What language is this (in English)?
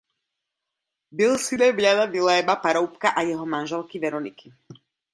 Czech